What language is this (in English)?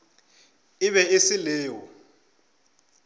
Northern Sotho